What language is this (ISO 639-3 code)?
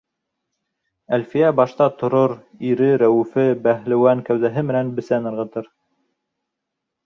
bak